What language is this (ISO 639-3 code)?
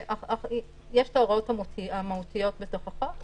heb